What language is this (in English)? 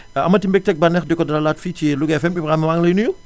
Wolof